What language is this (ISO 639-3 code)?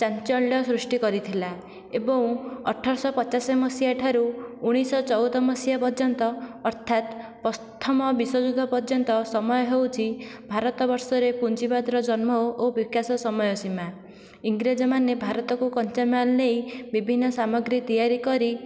ori